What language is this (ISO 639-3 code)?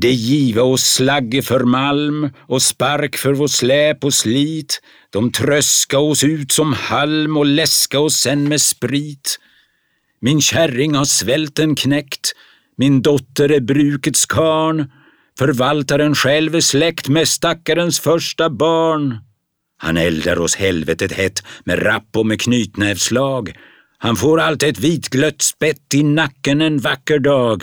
swe